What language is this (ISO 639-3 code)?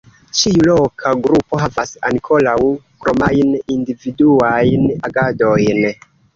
epo